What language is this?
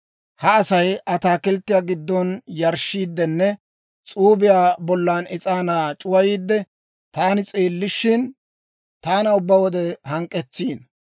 Dawro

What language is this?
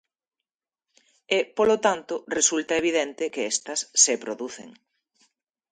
Galician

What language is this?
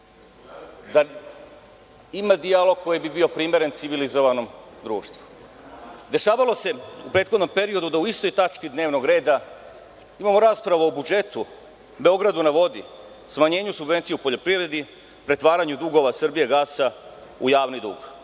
Serbian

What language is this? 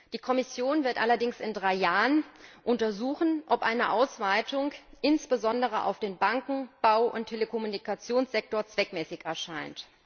German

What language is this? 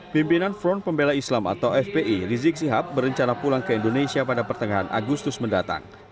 Indonesian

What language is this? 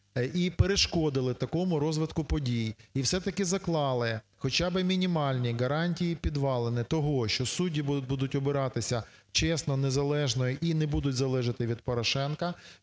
Ukrainian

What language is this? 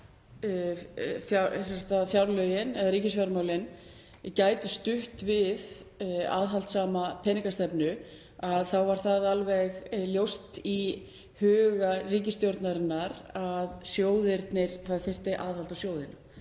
Icelandic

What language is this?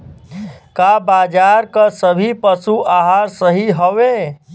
Bhojpuri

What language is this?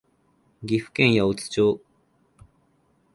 Japanese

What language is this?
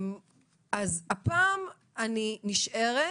Hebrew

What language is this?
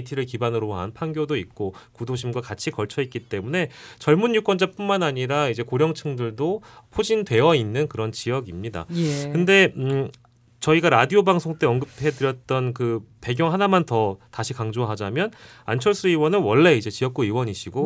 Korean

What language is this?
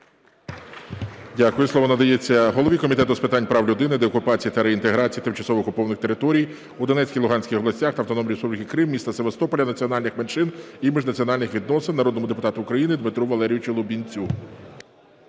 Ukrainian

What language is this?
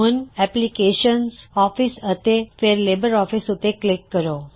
Punjabi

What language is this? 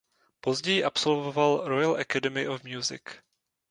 Czech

